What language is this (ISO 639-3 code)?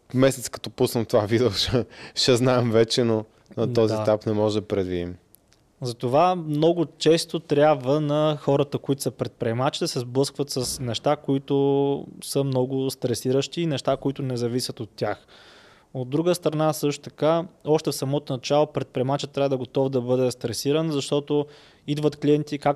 bul